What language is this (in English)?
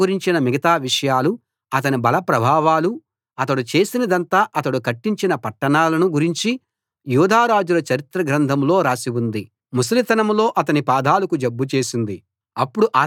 Telugu